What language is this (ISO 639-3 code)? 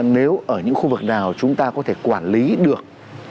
vie